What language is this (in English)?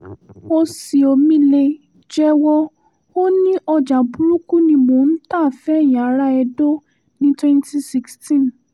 Yoruba